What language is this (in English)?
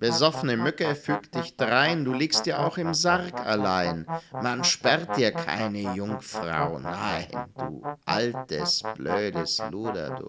German